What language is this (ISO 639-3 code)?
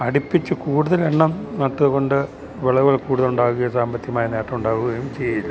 mal